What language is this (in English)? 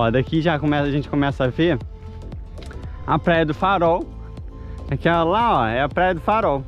Portuguese